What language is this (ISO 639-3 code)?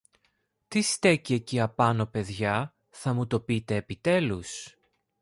ell